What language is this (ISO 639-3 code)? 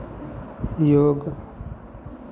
mai